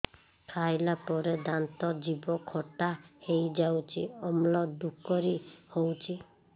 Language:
Odia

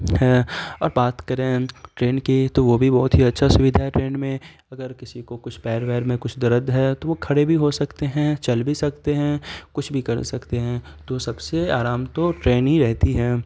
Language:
Urdu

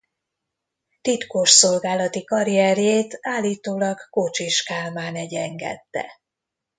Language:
Hungarian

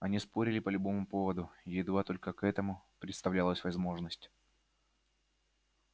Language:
Russian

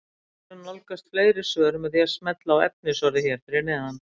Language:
Icelandic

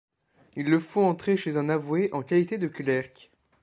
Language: French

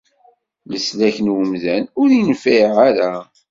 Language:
Kabyle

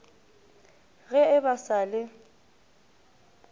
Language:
Northern Sotho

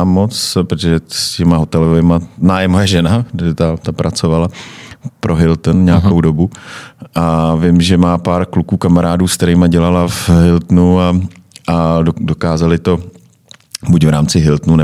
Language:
Czech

